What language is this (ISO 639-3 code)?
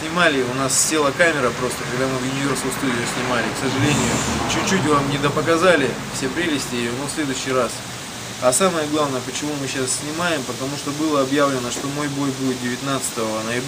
rus